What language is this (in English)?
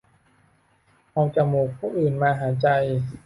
Thai